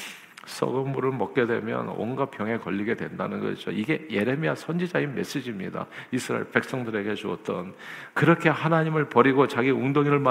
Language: Korean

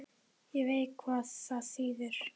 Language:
Icelandic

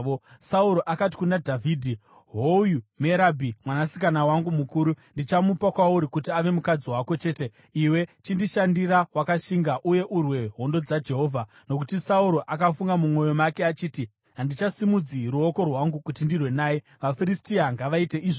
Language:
Shona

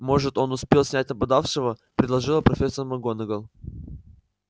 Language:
Russian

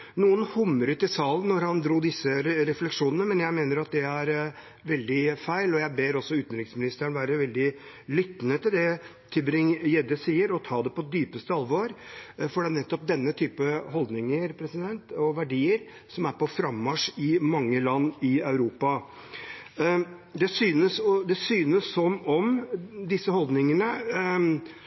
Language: Norwegian Bokmål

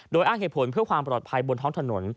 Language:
Thai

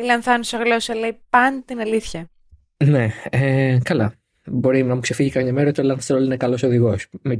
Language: Greek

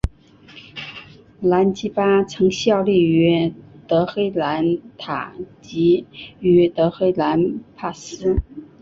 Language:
Chinese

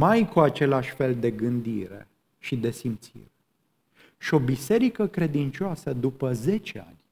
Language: Romanian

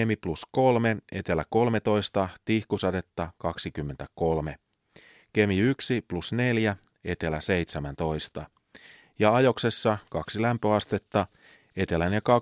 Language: Finnish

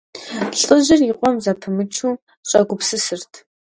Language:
Kabardian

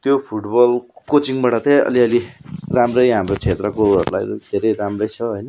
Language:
Nepali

